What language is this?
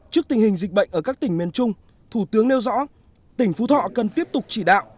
Vietnamese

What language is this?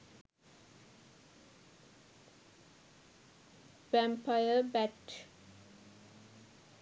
Sinhala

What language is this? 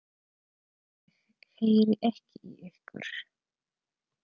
Icelandic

